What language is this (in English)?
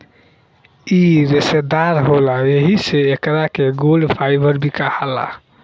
Bhojpuri